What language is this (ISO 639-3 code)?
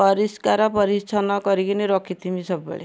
ori